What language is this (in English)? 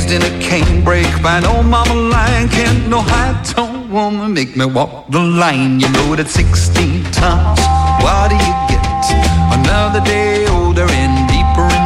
Greek